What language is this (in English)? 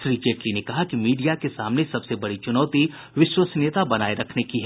Hindi